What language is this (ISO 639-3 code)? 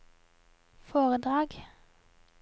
nor